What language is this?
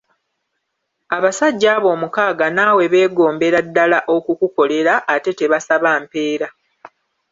Ganda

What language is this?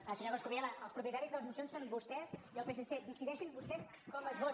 Catalan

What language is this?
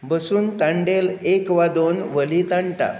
Konkani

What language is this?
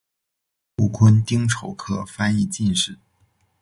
Chinese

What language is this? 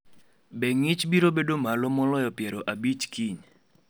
Luo (Kenya and Tanzania)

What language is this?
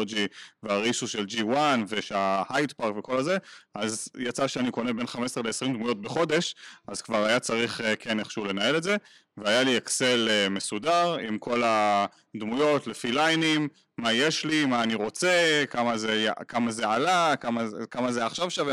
Hebrew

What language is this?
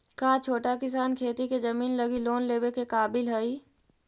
Magahi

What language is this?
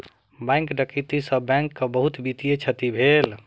Maithili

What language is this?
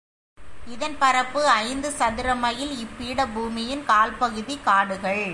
Tamil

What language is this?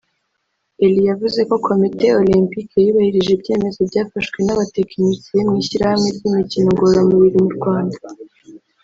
Kinyarwanda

